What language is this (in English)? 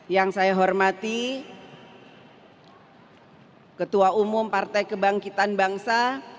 Indonesian